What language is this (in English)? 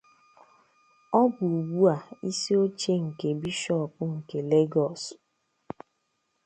Igbo